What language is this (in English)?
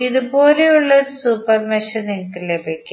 Malayalam